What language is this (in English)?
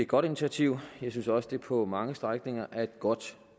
Danish